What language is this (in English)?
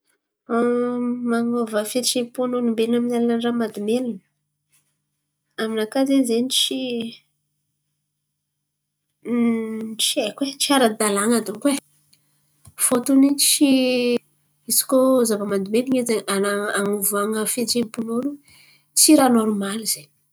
Antankarana Malagasy